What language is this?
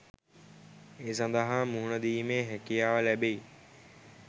Sinhala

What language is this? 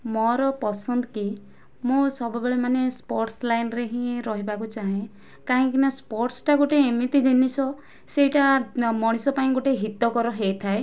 Odia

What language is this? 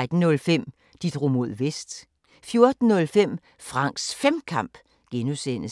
Danish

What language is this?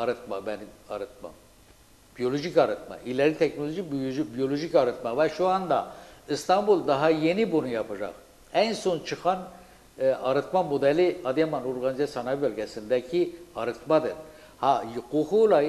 Turkish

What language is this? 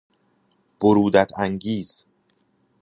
Persian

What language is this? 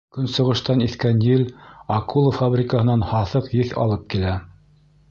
Bashkir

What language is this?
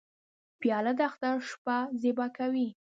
Pashto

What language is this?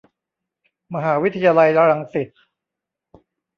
Thai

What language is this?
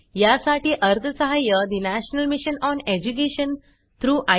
Marathi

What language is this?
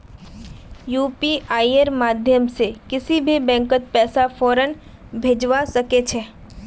Magahi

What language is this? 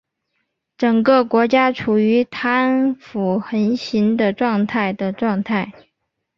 Chinese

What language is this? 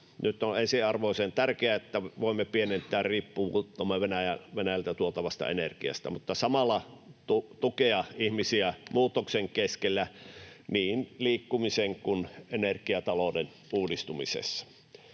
Finnish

